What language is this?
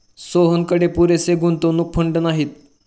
Marathi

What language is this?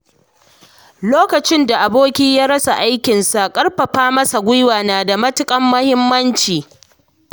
Hausa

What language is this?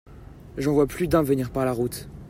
French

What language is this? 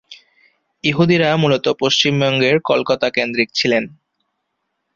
Bangla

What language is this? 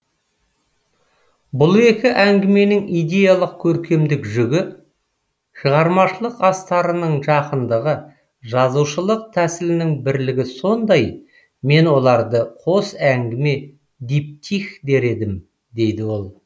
Kazakh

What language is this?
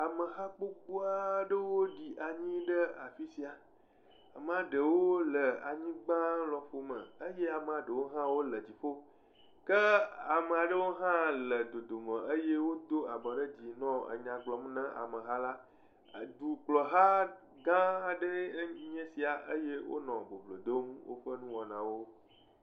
Ewe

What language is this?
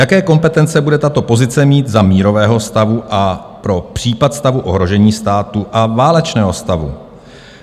Czech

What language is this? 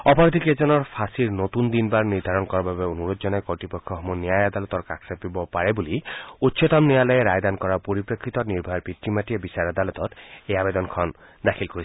Assamese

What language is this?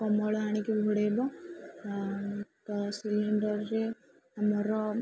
Odia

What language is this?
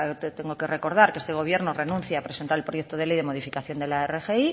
Spanish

